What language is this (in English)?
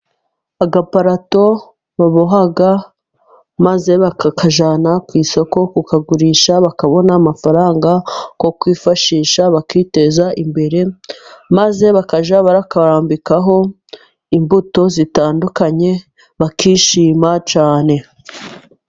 Kinyarwanda